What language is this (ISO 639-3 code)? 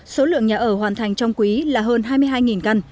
vie